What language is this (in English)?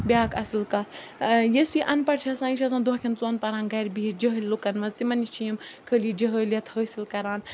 Kashmiri